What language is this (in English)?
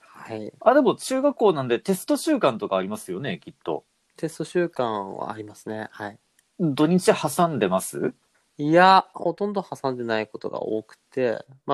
Japanese